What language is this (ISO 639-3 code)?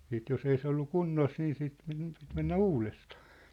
fin